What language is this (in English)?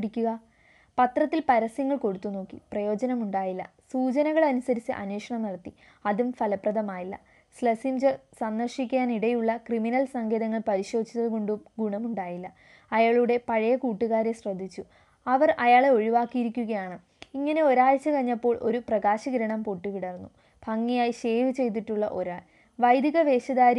Malayalam